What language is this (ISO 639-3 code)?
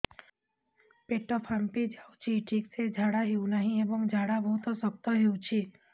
ori